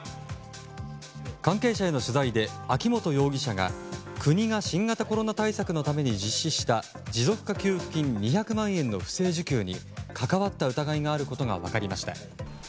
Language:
Japanese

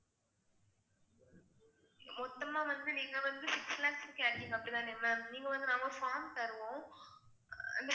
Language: Tamil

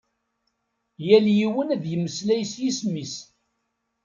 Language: Kabyle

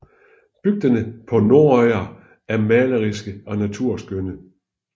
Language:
Danish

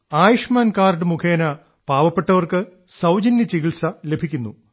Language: Malayalam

